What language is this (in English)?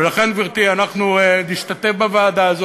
Hebrew